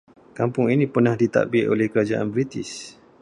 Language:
Malay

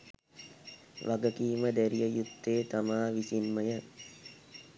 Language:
Sinhala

